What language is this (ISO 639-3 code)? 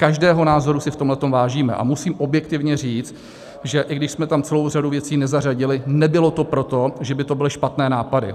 ces